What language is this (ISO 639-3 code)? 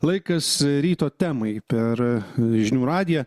lit